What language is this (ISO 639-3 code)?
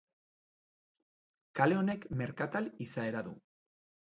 eus